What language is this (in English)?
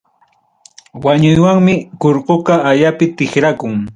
Ayacucho Quechua